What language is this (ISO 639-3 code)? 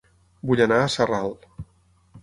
cat